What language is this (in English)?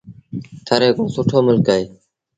Sindhi Bhil